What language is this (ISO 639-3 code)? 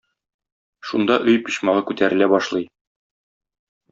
tat